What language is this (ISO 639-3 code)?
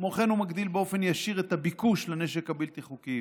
heb